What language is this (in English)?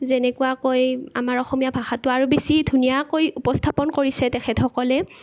Assamese